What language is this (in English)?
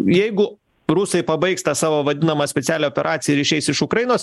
Lithuanian